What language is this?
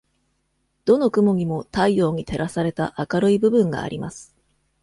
Japanese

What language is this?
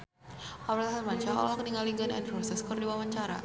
Sundanese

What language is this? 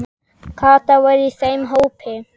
Icelandic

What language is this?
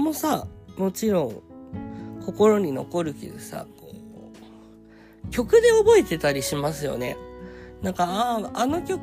Japanese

